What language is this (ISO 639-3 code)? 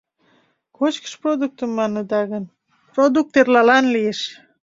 chm